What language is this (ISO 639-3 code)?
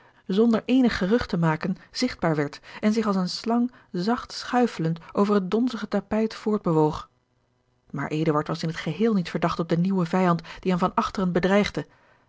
nld